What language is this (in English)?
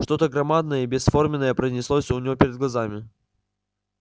Russian